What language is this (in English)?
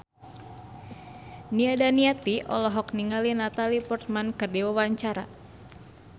Sundanese